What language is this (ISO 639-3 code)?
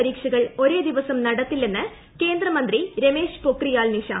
mal